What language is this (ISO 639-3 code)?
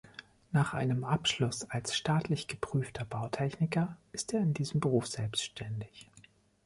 deu